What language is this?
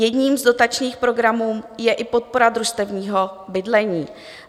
Czech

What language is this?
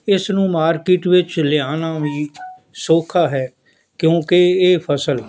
Punjabi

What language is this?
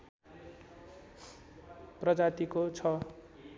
Nepali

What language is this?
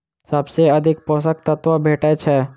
Maithili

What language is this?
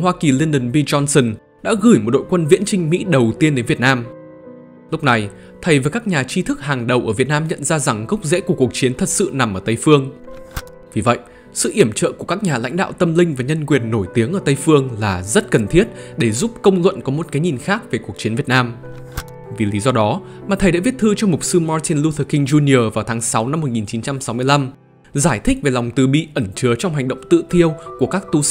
Vietnamese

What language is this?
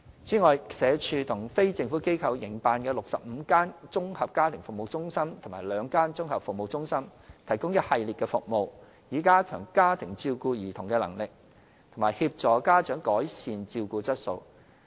Cantonese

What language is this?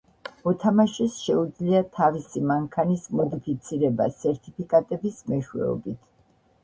Georgian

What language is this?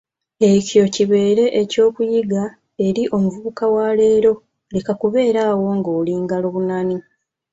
Ganda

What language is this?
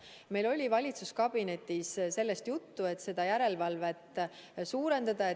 Estonian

